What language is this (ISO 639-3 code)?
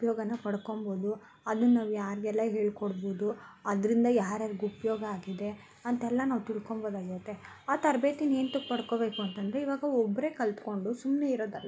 kan